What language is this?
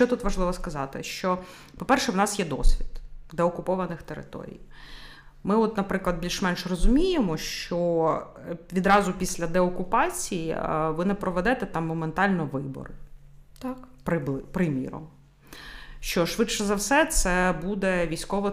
Ukrainian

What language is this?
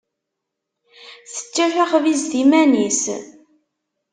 Kabyle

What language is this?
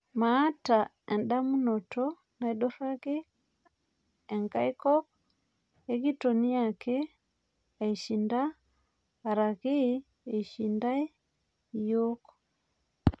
Masai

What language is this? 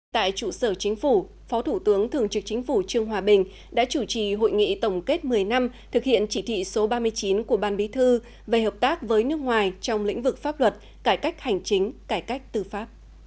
Vietnamese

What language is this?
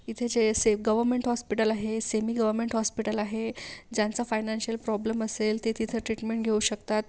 Marathi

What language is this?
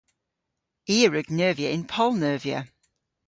Cornish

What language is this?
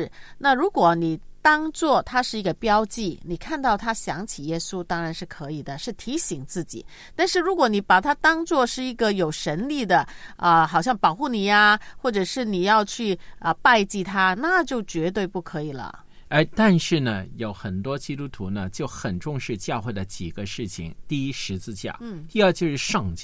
Chinese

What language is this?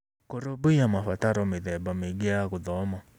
Kikuyu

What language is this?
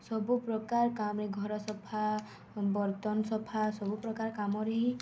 Odia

